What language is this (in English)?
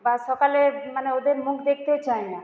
Bangla